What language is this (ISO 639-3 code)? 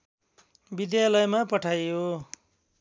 nep